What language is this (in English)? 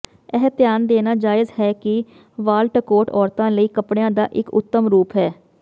Punjabi